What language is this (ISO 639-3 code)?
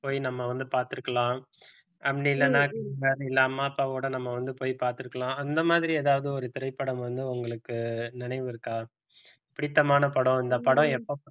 tam